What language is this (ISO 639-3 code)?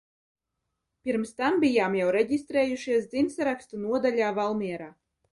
lav